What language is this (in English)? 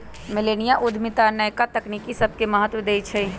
Magahi